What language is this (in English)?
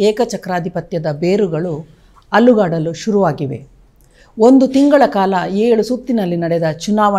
Kannada